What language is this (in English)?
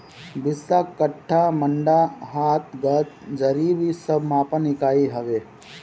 Bhojpuri